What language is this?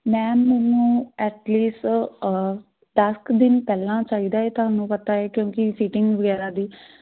Punjabi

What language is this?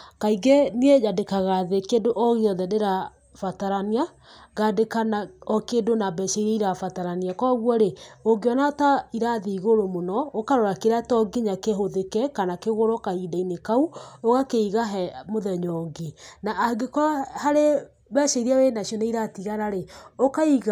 Kikuyu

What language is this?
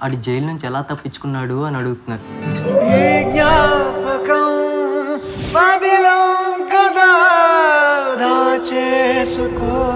Telugu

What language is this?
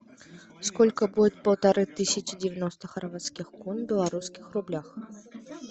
Russian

